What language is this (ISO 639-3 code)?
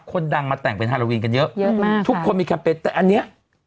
tha